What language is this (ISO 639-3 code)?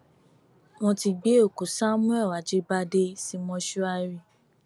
yor